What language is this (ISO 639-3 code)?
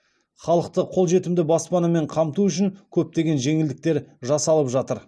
kaz